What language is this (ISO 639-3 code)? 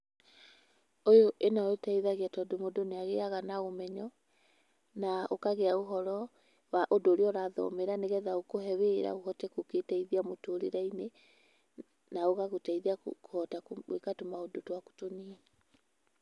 kik